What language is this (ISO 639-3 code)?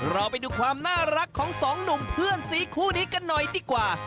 tha